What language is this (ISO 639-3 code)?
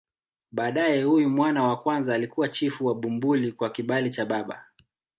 swa